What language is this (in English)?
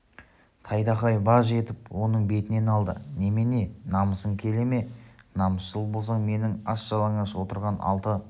Kazakh